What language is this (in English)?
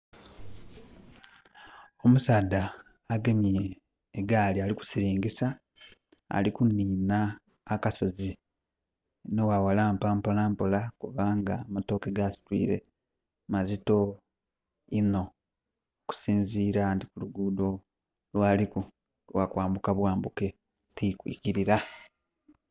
Soga